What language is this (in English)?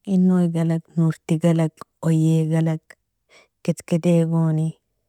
Nobiin